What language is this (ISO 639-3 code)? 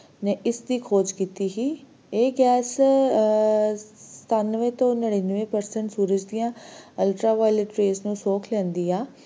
pan